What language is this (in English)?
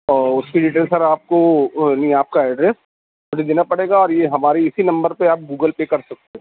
Urdu